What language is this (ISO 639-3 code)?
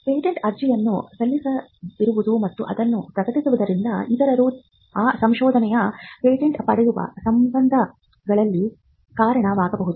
kan